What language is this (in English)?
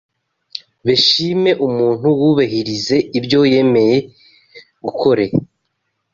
Kinyarwanda